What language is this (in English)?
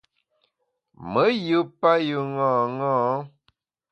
Bamun